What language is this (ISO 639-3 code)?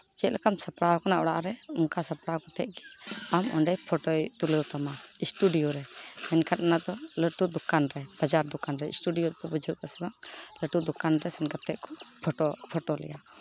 sat